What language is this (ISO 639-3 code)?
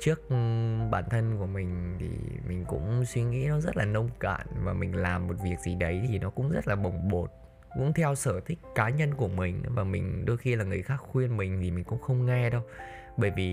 vie